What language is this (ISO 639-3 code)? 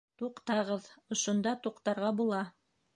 bak